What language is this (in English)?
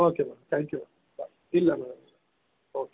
Kannada